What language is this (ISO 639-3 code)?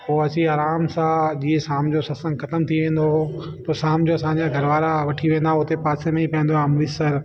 snd